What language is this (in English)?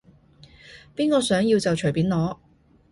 Cantonese